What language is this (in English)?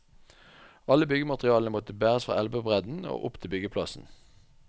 Norwegian